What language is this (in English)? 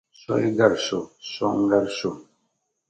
Dagbani